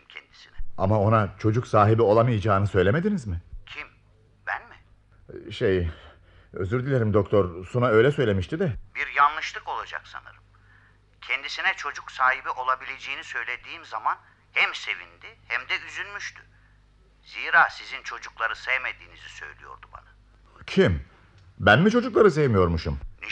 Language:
Turkish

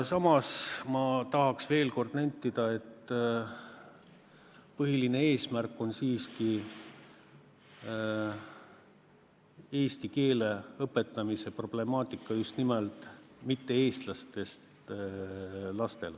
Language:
Estonian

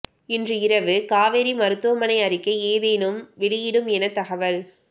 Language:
Tamil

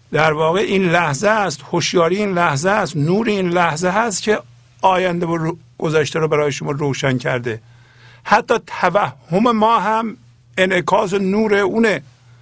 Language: Persian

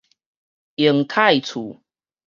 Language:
Min Nan Chinese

